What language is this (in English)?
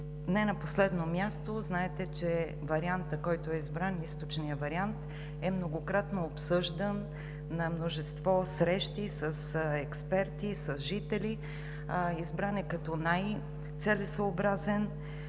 Bulgarian